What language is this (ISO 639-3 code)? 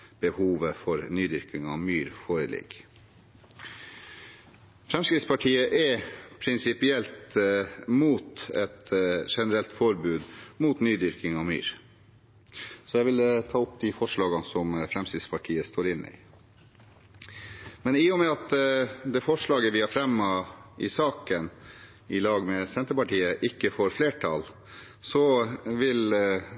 nob